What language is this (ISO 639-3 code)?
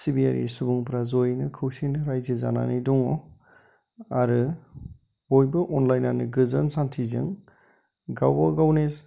brx